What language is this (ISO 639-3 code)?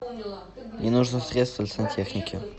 rus